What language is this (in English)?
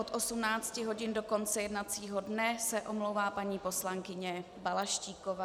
Czech